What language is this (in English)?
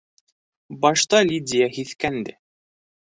Bashkir